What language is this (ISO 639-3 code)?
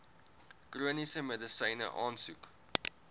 afr